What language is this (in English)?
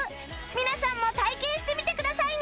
Japanese